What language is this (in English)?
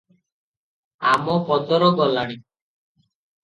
Odia